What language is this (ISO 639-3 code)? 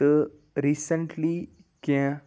kas